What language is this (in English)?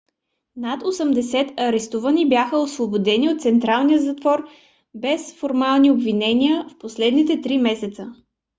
Bulgarian